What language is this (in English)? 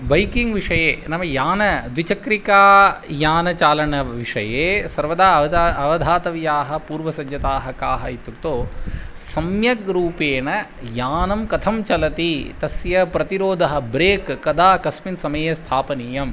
Sanskrit